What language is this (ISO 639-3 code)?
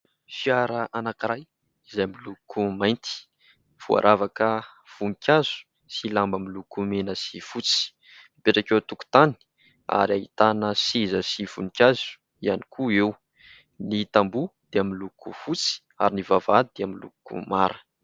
mlg